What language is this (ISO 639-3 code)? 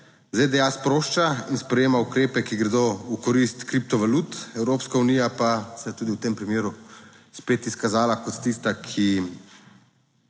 slv